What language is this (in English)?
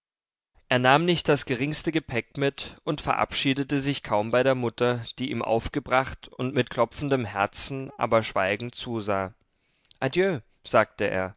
German